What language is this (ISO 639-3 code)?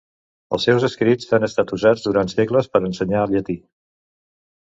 cat